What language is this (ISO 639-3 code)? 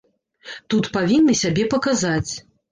bel